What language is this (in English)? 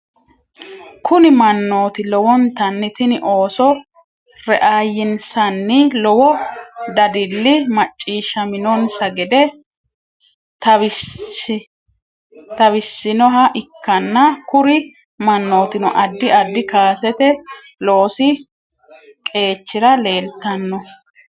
Sidamo